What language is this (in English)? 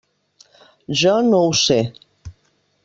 Catalan